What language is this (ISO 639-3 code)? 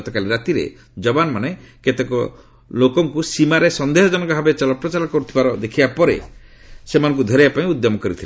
ori